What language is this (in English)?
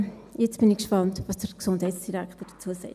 Swiss German